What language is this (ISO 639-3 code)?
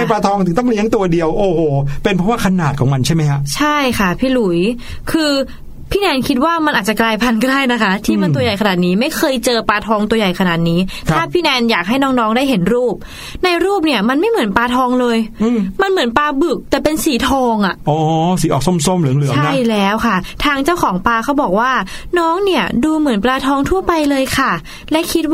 tha